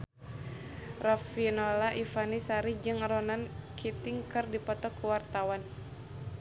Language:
Sundanese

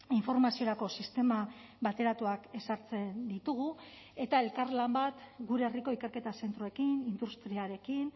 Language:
Basque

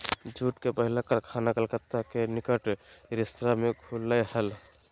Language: Magahi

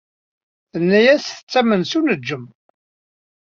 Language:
Kabyle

